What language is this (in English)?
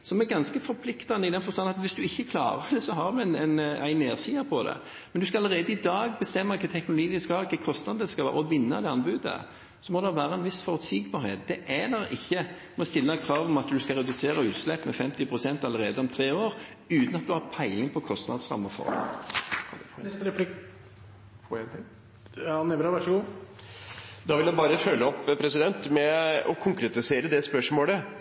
Norwegian Bokmål